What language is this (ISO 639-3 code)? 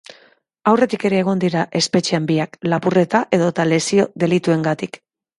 eus